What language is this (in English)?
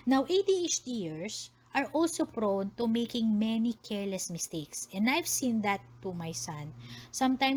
Filipino